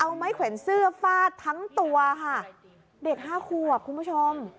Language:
Thai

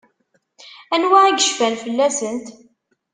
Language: Kabyle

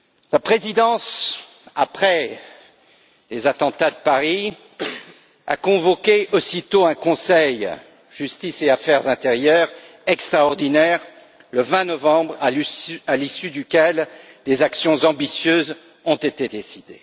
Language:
French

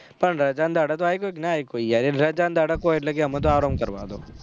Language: Gujarati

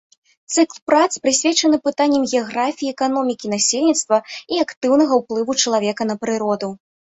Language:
Belarusian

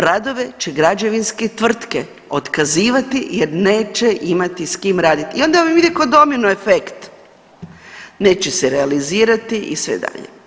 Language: Croatian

